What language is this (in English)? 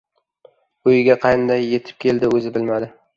Uzbek